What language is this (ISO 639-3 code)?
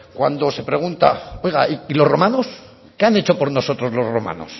spa